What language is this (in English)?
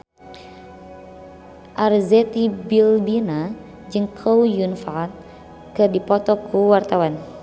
Sundanese